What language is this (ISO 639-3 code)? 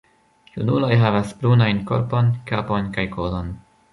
epo